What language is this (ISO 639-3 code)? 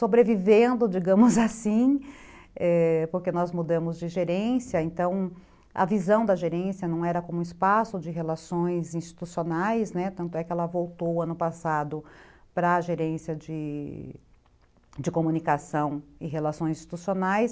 por